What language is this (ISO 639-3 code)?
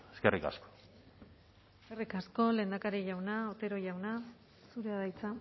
eus